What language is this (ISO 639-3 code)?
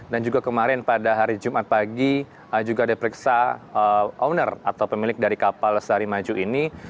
ind